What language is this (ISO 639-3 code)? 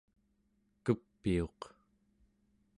esu